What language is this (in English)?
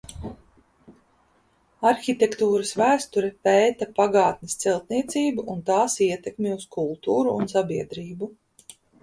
Latvian